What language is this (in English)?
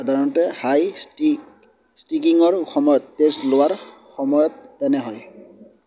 Assamese